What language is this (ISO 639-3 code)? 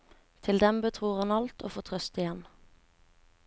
nor